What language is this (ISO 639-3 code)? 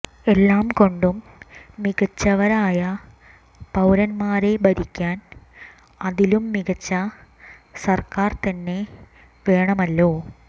mal